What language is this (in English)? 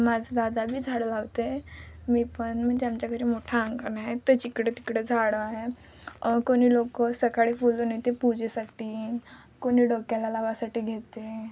Marathi